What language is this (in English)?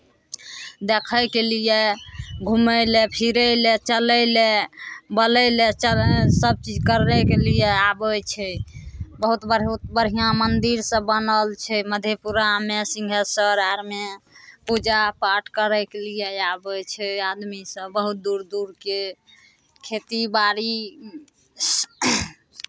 Maithili